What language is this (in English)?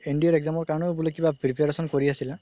Assamese